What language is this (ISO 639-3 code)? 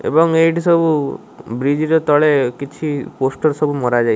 ori